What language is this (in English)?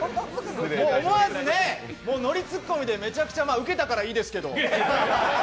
Japanese